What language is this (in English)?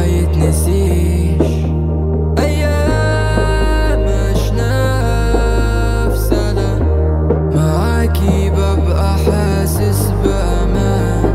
Arabic